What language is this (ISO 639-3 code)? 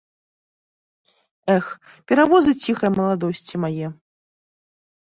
bel